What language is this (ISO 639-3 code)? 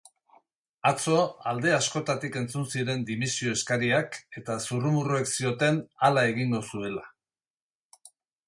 eus